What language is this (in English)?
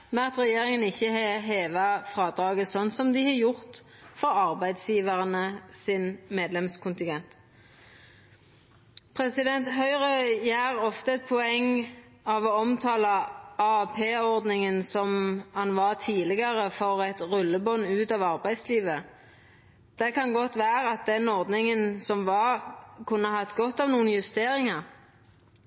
Norwegian Nynorsk